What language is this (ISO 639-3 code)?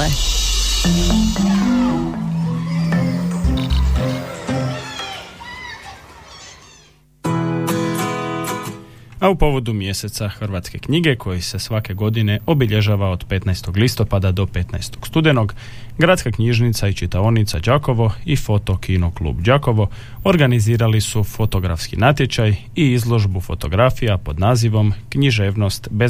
hrv